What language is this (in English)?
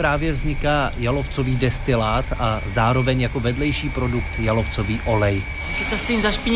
Czech